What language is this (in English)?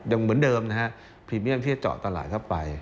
Thai